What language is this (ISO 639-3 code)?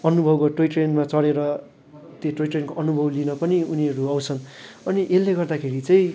nep